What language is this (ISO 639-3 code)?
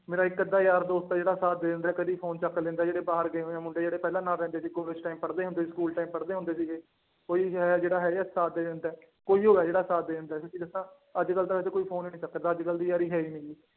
pan